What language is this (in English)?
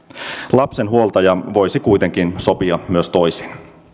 Finnish